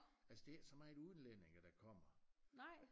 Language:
Danish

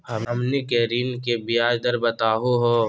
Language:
Magahi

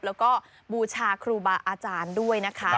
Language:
Thai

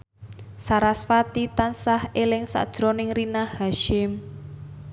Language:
Javanese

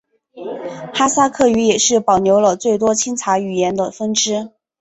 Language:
Chinese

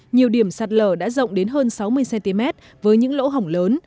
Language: Vietnamese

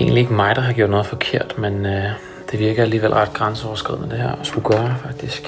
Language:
Danish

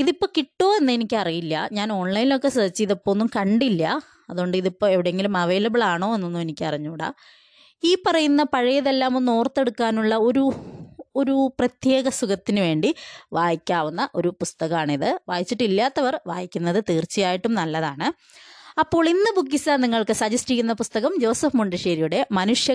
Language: Malayalam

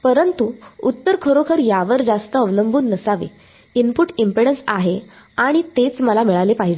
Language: Marathi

